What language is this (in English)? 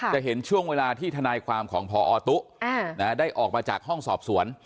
Thai